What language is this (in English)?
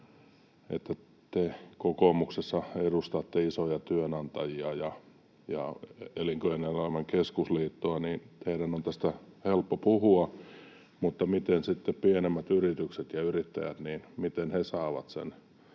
Finnish